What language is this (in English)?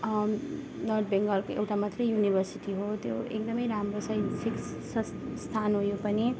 Nepali